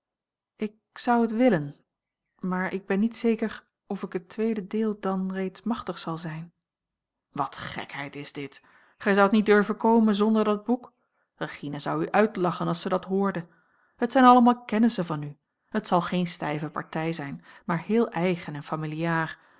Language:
Dutch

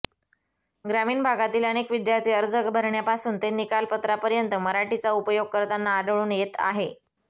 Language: Marathi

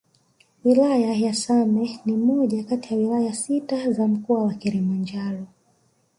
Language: Swahili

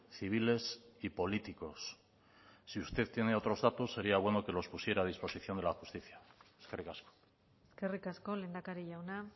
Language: Spanish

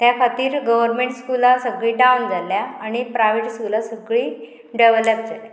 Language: Konkani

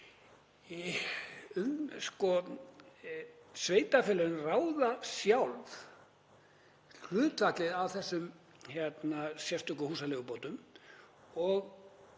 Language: Icelandic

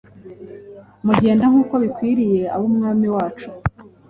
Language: Kinyarwanda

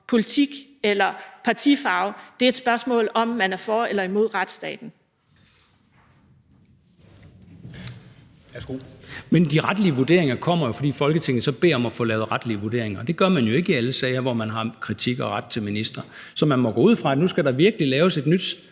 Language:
Danish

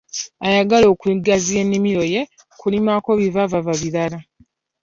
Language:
Ganda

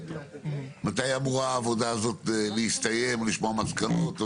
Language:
Hebrew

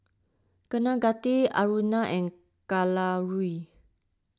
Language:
English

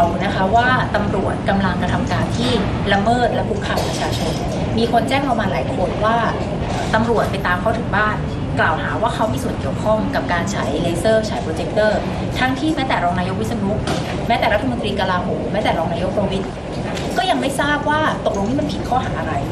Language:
Thai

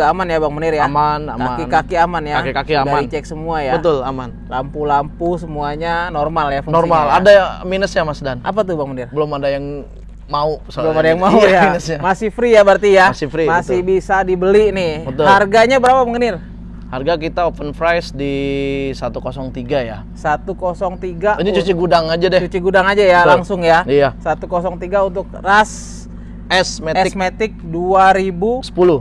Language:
Indonesian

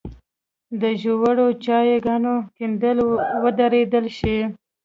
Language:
Pashto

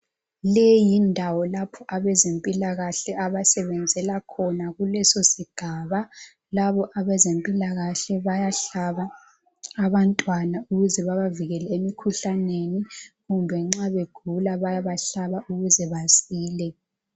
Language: North Ndebele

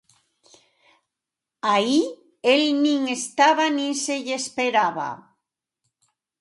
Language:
Galician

